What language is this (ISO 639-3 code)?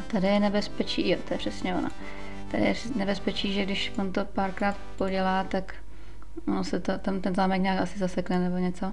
ces